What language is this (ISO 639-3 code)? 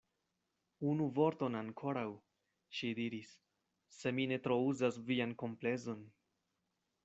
epo